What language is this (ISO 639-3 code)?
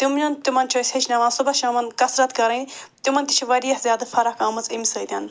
kas